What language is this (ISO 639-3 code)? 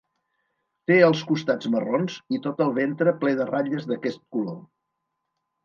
cat